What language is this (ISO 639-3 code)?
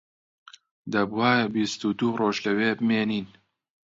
ckb